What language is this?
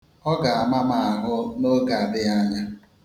Igbo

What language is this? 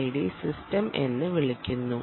Malayalam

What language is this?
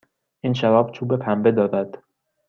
Persian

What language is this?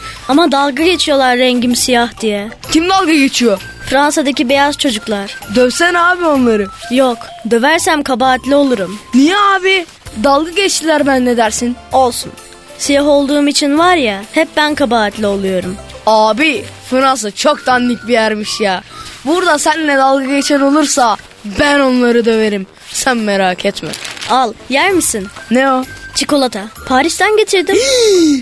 Turkish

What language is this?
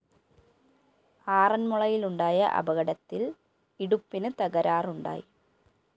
Malayalam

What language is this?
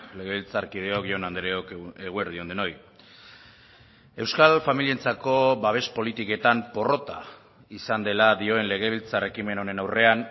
Basque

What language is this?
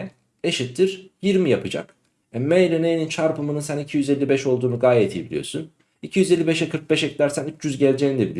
Turkish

